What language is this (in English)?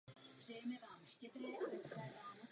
Czech